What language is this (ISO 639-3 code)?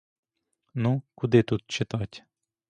ukr